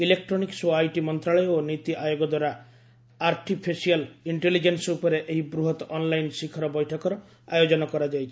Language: Odia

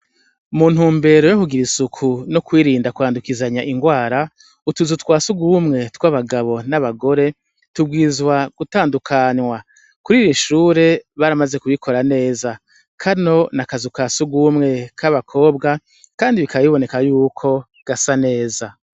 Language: Rundi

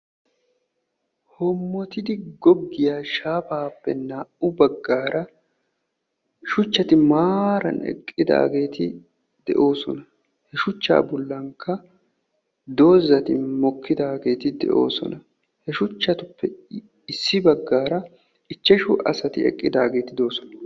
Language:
Wolaytta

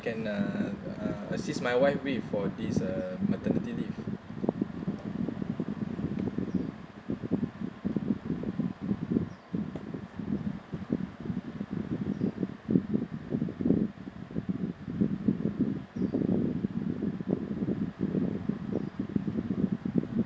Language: English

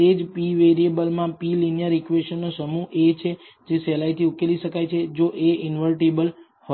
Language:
Gujarati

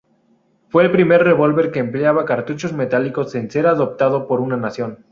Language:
Spanish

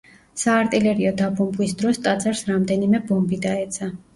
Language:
Georgian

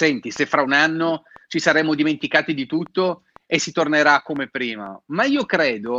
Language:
Italian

